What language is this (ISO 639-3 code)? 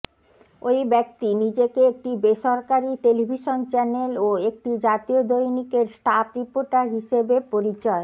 ben